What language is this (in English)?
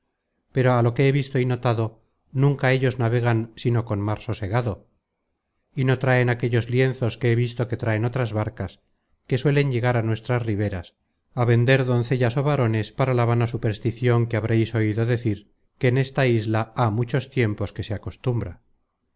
Spanish